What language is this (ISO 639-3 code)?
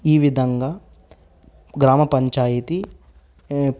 tel